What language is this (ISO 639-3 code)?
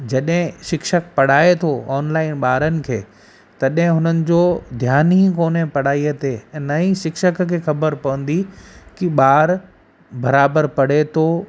snd